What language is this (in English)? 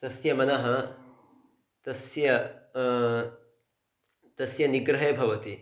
Sanskrit